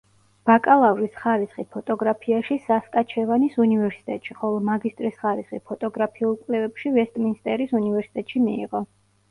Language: Georgian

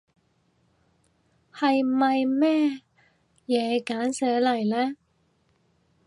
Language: Cantonese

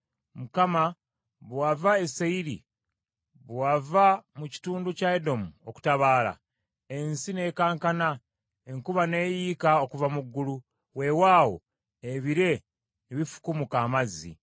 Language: Ganda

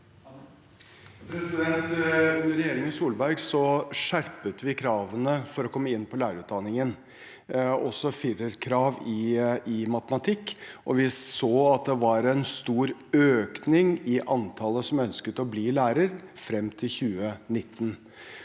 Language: Norwegian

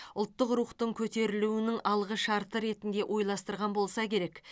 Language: Kazakh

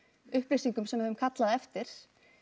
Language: Icelandic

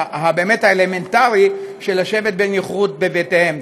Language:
Hebrew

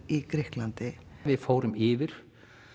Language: Icelandic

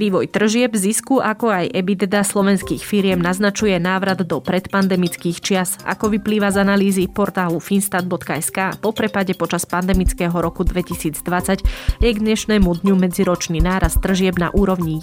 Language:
Slovak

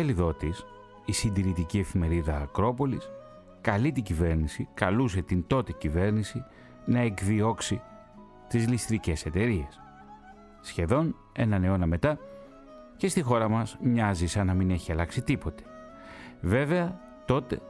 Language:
Greek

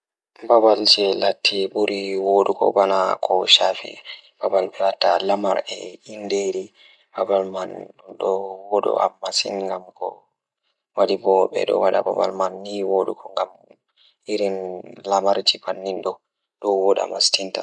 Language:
Fula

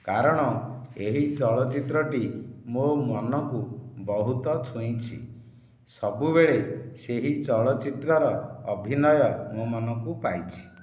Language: Odia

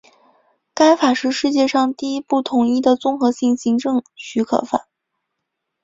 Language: Chinese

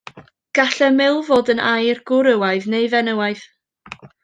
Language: Welsh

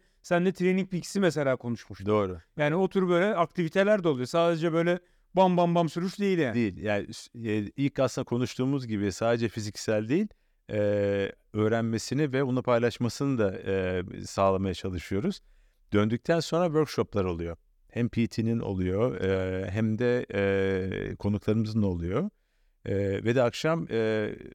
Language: Turkish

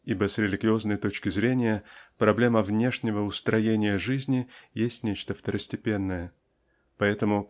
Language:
Russian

